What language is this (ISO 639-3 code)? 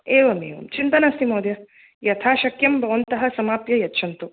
san